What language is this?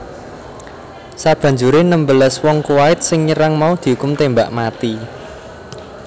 Javanese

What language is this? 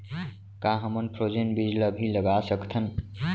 Chhattisgarhi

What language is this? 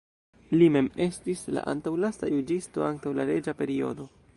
Esperanto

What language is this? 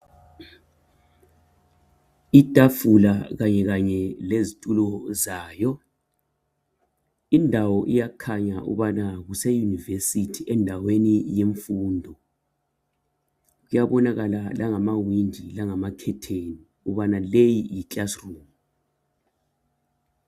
North Ndebele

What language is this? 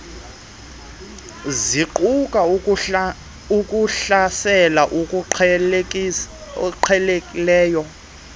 Xhosa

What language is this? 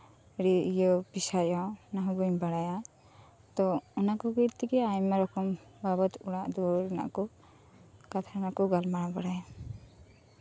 Santali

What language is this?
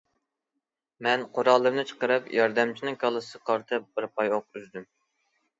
Uyghur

